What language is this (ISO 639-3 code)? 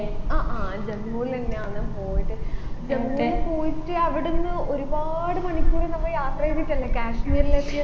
mal